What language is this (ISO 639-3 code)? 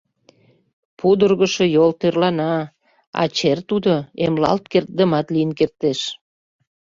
chm